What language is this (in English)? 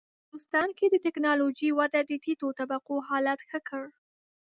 Pashto